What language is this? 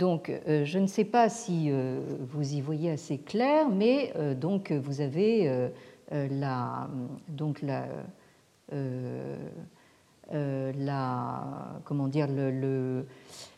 French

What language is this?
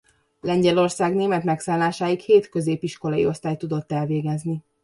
Hungarian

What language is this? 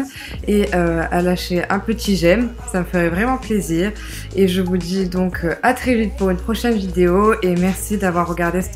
French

